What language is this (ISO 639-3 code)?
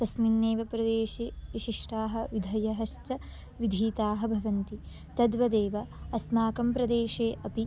san